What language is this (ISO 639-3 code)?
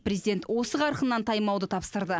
kaz